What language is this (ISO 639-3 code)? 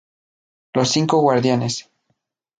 spa